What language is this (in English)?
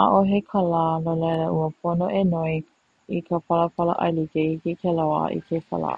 Hawaiian